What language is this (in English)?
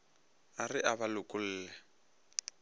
Northern Sotho